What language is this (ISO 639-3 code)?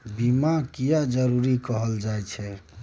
mai